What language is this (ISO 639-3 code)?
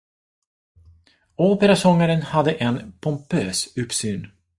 swe